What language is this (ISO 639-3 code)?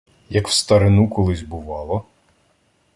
ukr